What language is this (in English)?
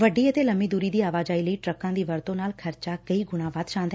Punjabi